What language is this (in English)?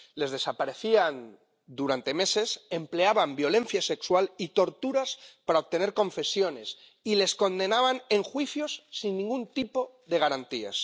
Spanish